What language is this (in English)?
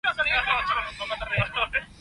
Cantonese